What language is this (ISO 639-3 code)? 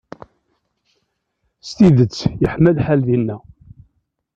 kab